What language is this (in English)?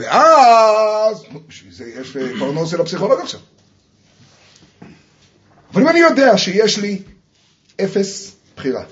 Hebrew